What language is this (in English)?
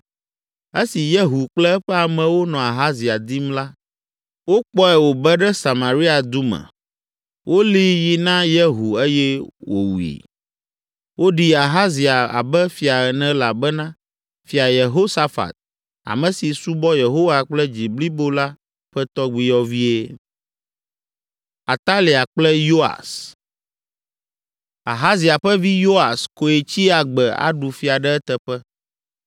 Ewe